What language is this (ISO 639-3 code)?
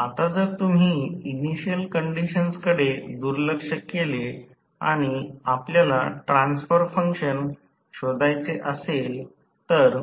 mar